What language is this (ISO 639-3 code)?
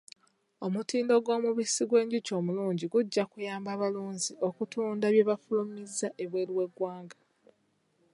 lug